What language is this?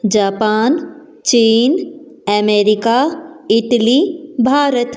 Hindi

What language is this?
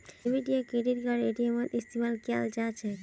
Magahi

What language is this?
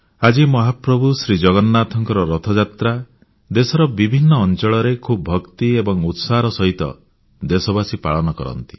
Odia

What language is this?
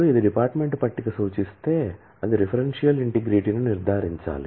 Telugu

